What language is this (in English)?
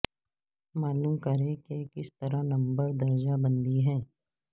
Urdu